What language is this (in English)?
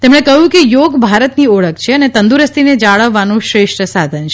Gujarati